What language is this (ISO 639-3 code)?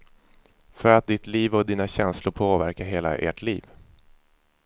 swe